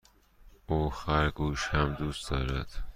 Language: Persian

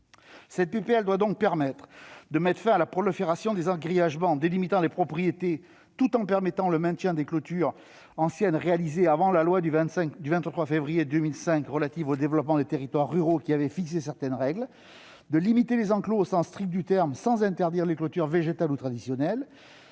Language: French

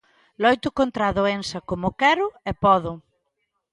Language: Galician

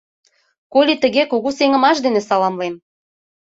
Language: Mari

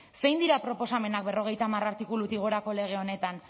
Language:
Basque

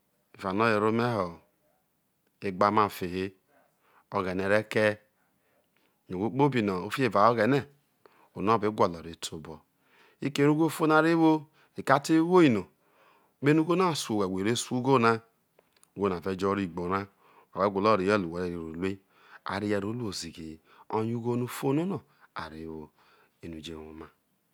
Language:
Isoko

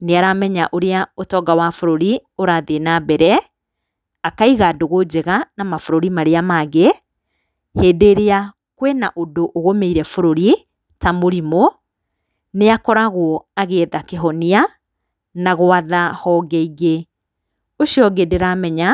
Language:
Kikuyu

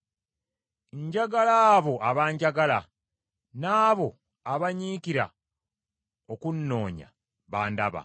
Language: Ganda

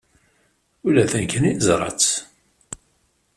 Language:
Kabyle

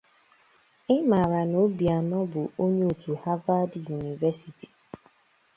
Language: Igbo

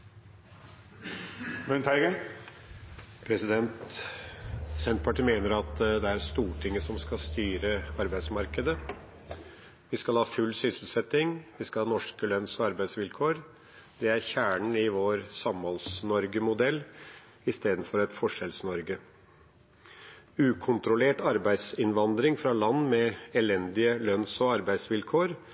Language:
Norwegian Bokmål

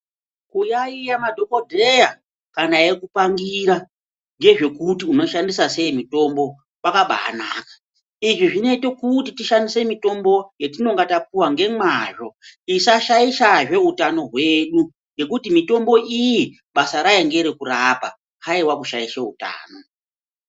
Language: Ndau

